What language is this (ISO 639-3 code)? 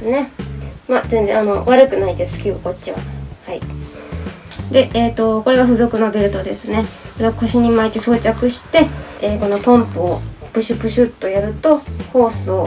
jpn